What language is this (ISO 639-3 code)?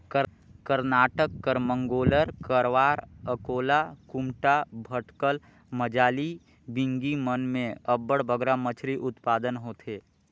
hne